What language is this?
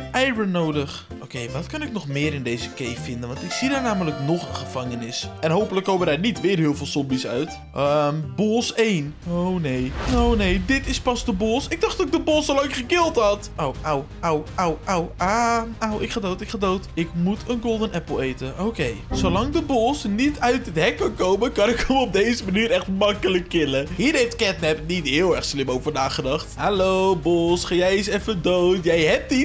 Dutch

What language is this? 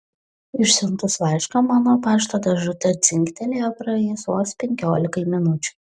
Lithuanian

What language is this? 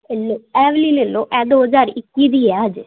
Punjabi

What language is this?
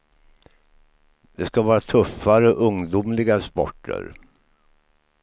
Swedish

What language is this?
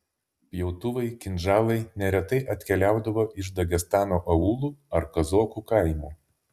Lithuanian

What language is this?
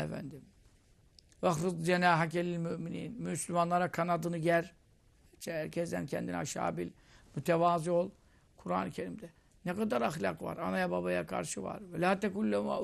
Turkish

